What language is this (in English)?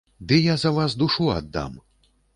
Belarusian